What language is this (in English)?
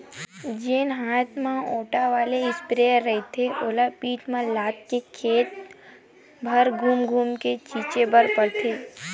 Chhattisgarhi